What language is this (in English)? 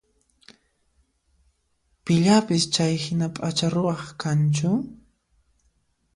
Puno Quechua